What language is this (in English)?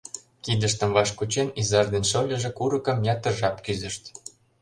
Mari